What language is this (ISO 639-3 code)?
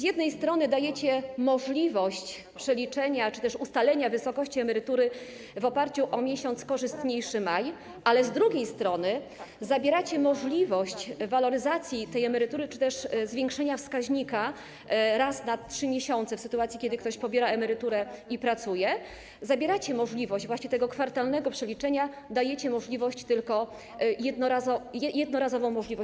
pol